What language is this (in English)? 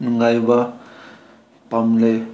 Manipuri